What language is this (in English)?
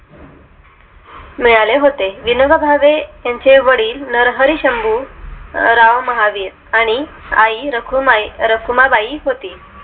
Marathi